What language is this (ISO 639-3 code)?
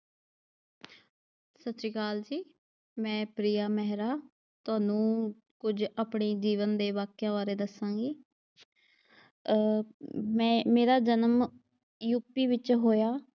pan